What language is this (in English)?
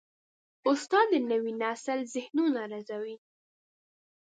Pashto